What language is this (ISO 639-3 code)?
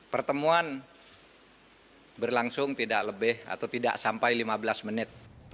ind